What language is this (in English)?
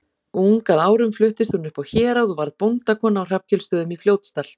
Icelandic